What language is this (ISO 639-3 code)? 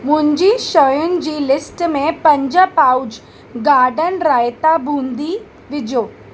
snd